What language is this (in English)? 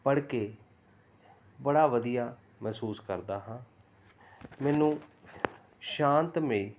Punjabi